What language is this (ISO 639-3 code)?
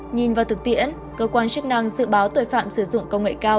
vie